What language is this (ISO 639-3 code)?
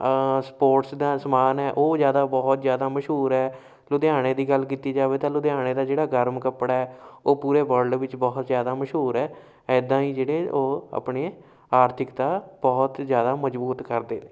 pan